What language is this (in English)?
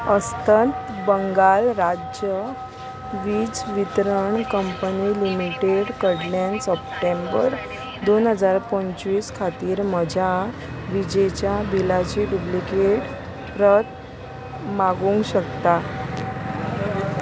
Konkani